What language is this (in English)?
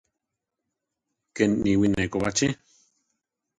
Central Tarahumara